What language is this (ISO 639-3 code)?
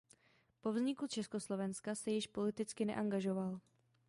ces